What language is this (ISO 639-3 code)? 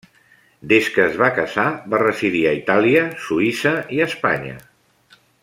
cat